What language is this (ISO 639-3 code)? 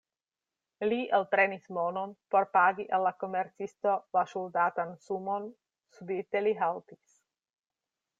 epo